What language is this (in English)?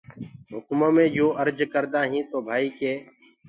Gurgula